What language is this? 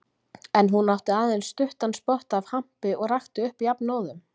Icelandic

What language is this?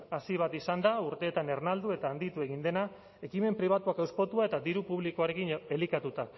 Basque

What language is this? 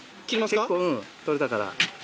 Japanese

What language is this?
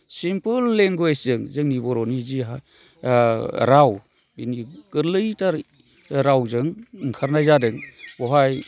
Bodo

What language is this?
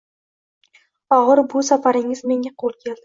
Uzbek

